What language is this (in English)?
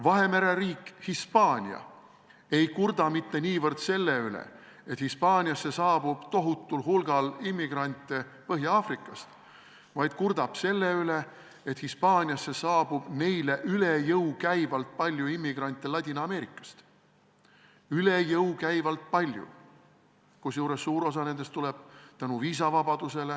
Estonian